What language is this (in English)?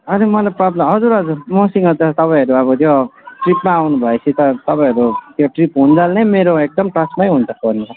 Nepali